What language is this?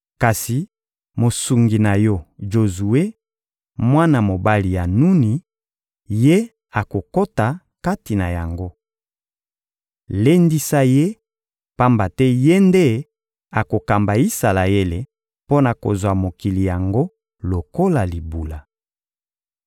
Lingala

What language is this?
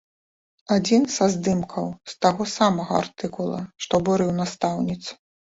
Belarusian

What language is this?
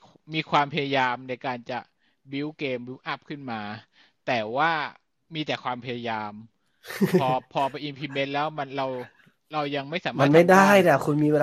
Thai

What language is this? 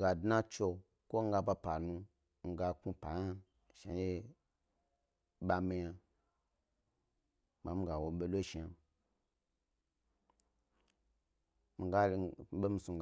Gbari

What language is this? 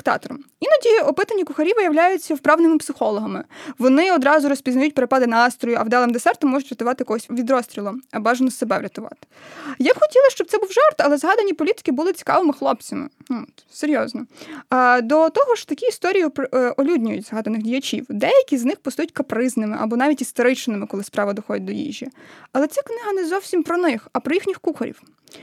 Ukrainian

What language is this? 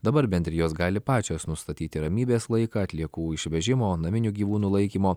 Lithuanian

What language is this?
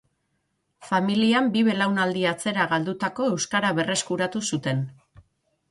Basque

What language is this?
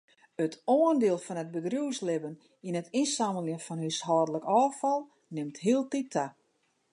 Western Frisian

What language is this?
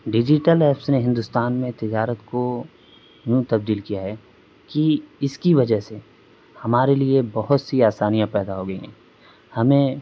Urdu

